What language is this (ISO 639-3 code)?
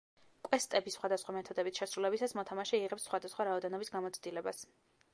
kat